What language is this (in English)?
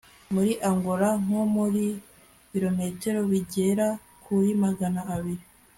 Kinyarwanda